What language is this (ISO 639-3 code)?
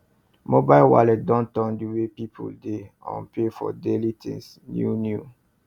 pcm